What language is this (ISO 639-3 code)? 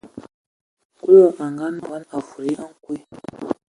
ewo